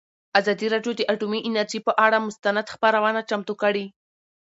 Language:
Pashto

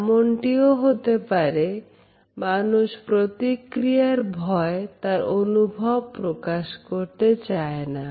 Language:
Bangla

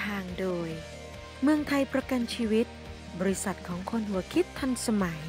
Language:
Thai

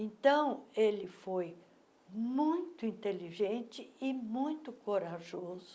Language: Portuguese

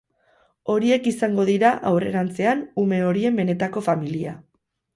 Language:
Basque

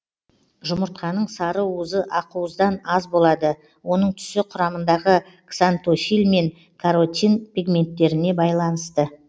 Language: Kazakh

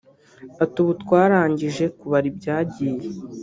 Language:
Kinyarwanda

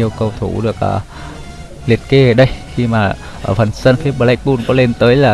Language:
Vietnamese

